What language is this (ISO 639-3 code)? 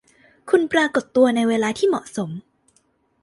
tha